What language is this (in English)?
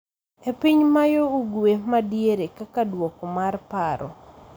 Luo (Kenya and Tanzania)